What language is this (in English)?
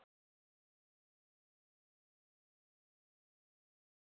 Sindhi